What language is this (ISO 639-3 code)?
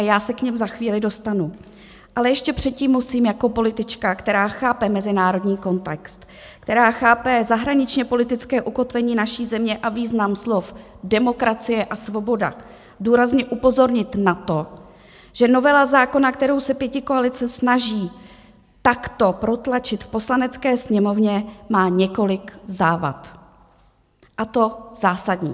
ces